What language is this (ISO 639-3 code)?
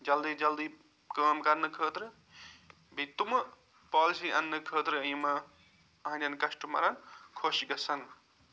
kas